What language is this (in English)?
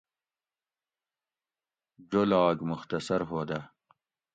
Gawri